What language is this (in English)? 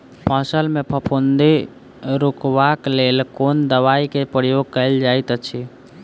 Maithili